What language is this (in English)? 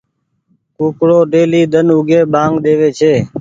Goaria